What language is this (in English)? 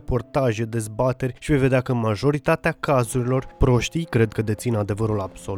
Romanian